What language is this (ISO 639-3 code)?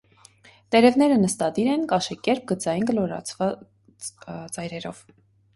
hye